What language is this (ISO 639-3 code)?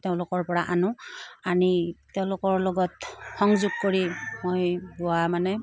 asm